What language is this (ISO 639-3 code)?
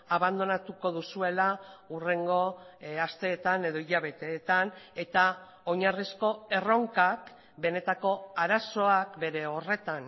eus